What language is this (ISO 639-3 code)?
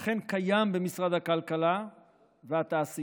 heb